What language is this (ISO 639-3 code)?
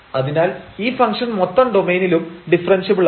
mal